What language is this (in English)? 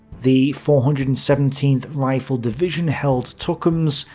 English